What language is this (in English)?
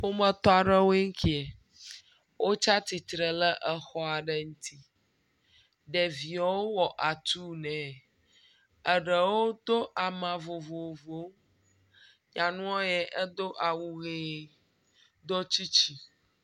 Ewe